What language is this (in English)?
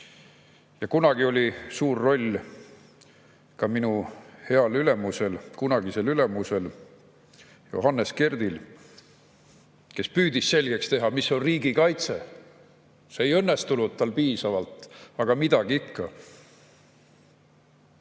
Estonian